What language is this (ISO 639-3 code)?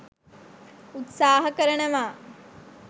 sin